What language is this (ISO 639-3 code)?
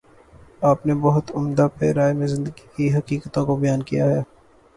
urd